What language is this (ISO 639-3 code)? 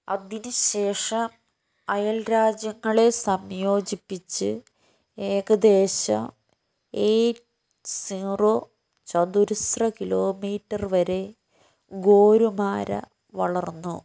mal